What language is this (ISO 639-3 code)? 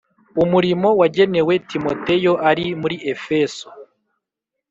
kin